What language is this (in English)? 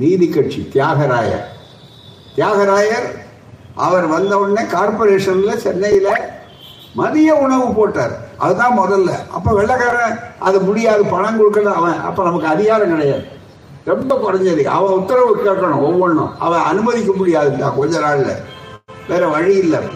Tamil